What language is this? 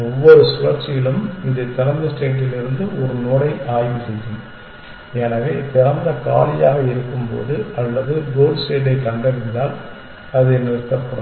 Tamil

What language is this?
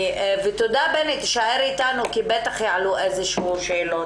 Hebrew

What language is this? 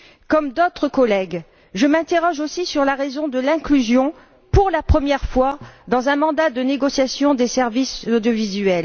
French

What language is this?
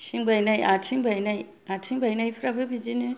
Bodo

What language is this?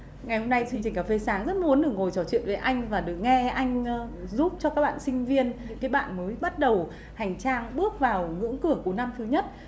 Vietnamese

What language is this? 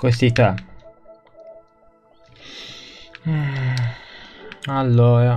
Italian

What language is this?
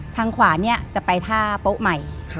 Thai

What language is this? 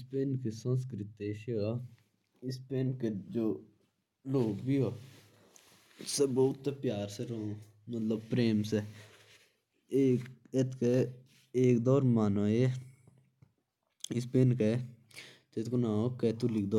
Jaunsari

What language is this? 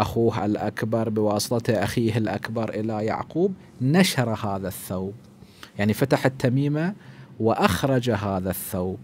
Arabic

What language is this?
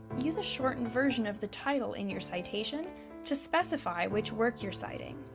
English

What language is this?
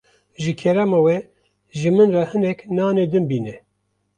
Kurdish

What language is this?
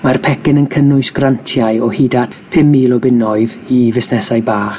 Welsh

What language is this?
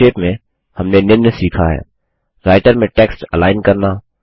Hindi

